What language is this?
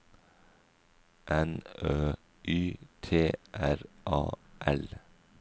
Norwegian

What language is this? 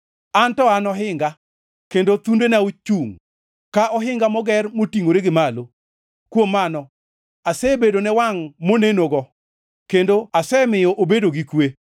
Luo (Kenya and Tanzania)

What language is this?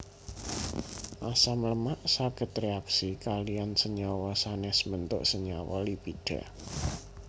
Javanese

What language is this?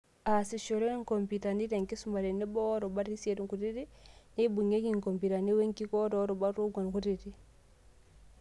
Masai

